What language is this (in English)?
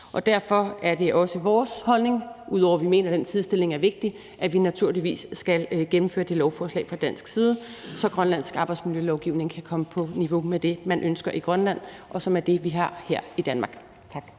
Danish